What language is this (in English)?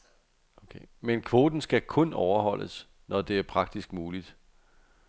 Danish